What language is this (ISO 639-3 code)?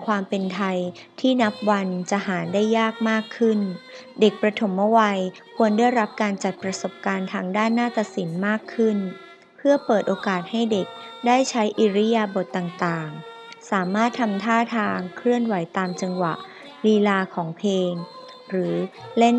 tha